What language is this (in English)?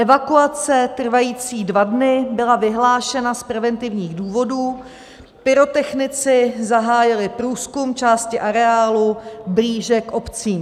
Czech